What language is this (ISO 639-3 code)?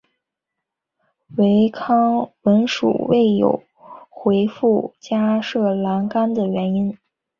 zho